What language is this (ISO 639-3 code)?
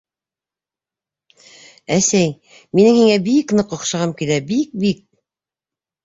bak